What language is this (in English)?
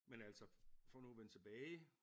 Danish